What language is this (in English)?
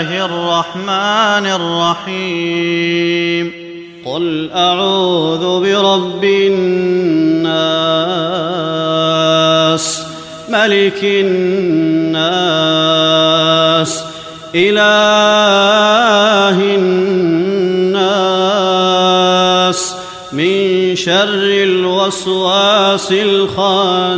Arabic